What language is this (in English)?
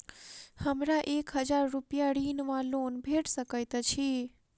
Maithili